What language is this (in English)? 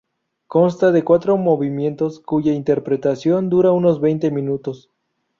Spanish